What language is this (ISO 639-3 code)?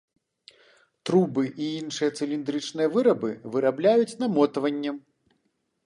bel